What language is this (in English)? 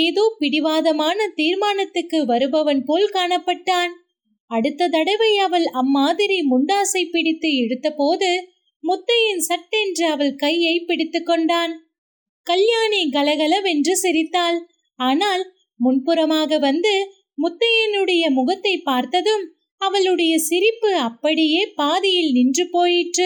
Tamil